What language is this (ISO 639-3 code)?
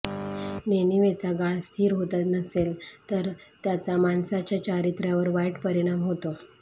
mar